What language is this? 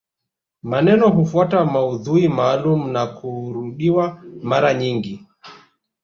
Swahili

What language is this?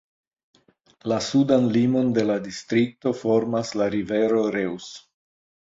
Esperanto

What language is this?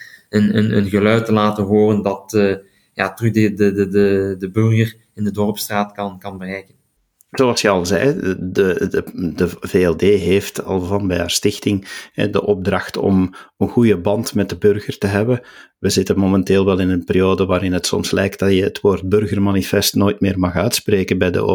Dutch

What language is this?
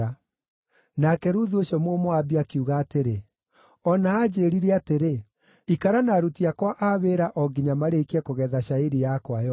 Kikuyu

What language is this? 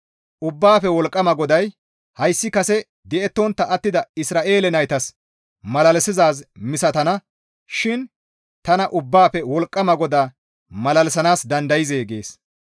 Gamo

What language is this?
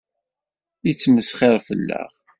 Kabyle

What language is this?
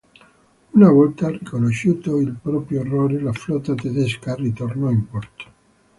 Italian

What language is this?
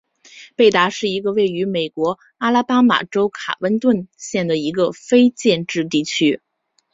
Chinese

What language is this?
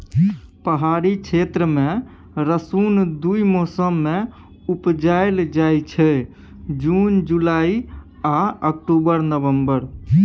Maithili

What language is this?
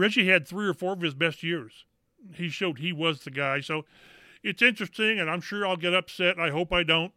English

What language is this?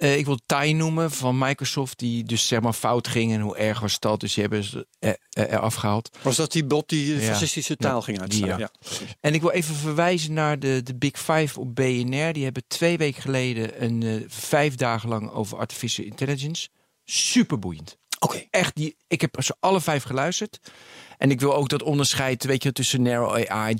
Dutch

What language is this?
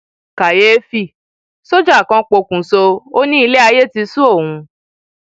Yoruba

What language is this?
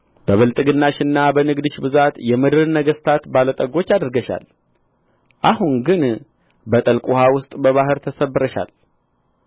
Amharic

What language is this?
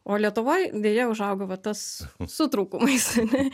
Lithuanian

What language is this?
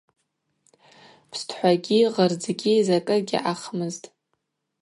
Abaza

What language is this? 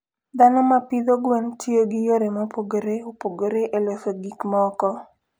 Luo (Kenya and Tanzania)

